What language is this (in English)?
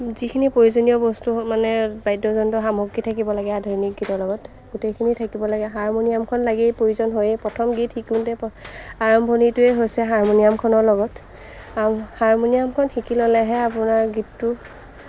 Assamese